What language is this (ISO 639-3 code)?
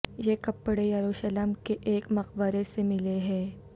urd